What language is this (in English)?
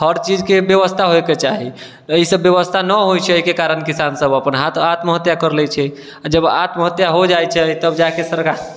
Maithili